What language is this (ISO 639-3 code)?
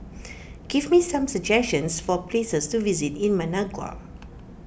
eng